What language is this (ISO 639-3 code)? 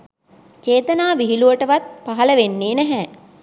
sin